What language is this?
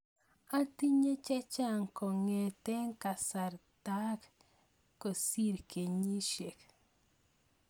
Kalenjin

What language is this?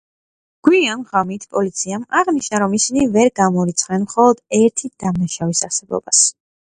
Georgian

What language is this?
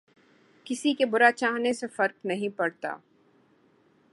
Urdu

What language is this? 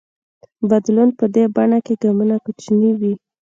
Pashto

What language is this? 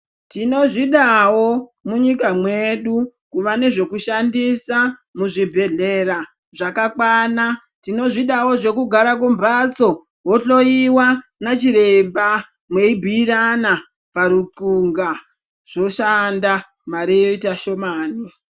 Ndau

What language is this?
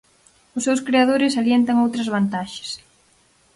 Galician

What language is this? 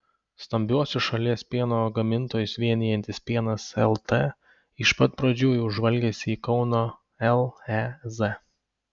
Lithuanian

